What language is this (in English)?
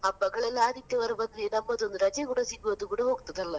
Kannada